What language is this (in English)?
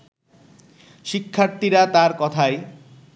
Bangla